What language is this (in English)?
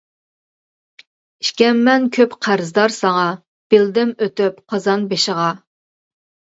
Uyghur